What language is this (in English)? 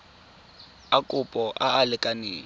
Tswana